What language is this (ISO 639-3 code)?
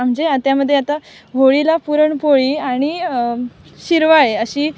mar